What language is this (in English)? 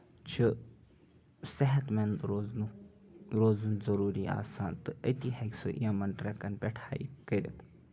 Kashmiri